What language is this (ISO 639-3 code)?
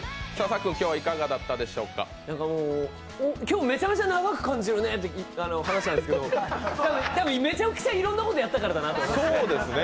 jpn